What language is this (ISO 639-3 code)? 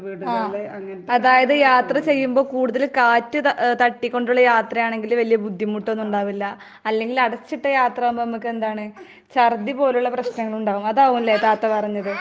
mal